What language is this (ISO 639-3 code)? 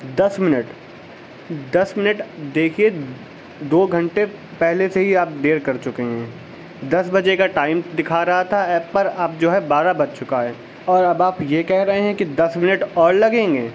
urd